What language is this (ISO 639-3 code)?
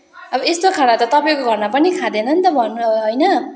nep